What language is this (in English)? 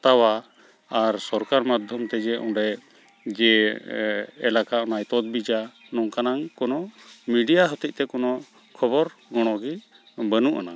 Santali